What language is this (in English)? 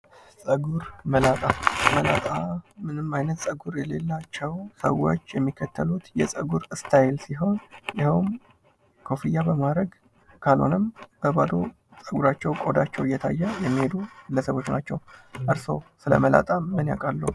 Amharic